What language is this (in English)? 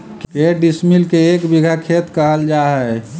Magahi